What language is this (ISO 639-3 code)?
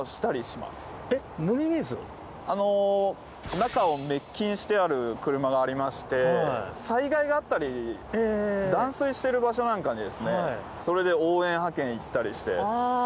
jpn